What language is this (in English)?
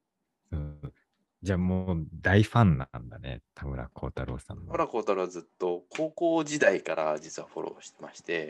Japanese